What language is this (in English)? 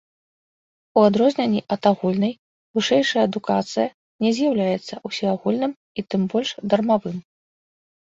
Belarusian